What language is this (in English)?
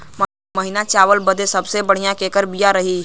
Bhojpuri